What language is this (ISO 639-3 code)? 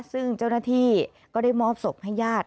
tha